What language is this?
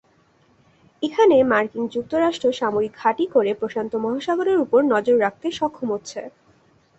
Bangla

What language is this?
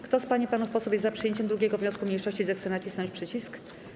Polish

